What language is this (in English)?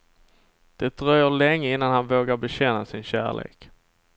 Swedish